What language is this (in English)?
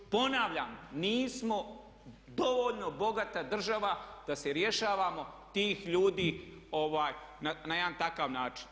Croatian